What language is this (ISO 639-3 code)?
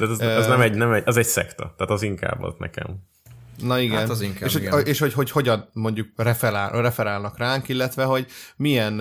hun